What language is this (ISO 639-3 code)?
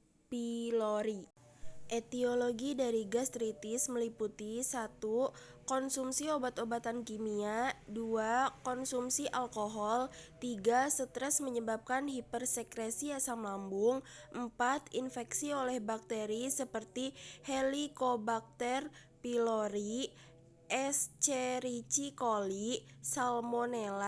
ind